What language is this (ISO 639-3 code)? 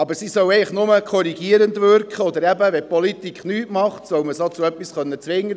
gsw